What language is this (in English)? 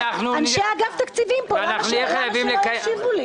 Hebrew